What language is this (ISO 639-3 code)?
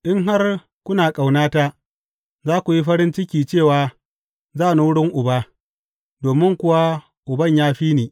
hau